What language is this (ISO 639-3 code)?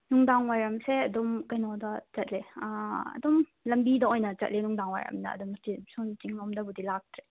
mni